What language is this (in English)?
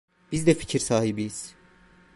Turkish